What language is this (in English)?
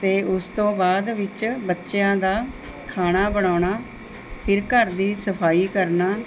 Punjabi